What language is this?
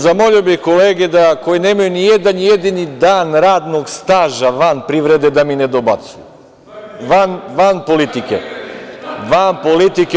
Serbian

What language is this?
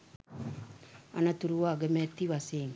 Sinhala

